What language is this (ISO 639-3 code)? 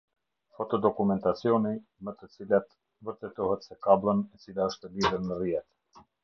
sqi